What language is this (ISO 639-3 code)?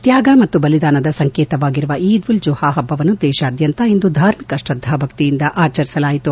kan